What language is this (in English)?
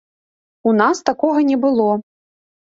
Belarusian